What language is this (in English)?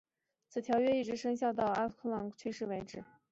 Chinese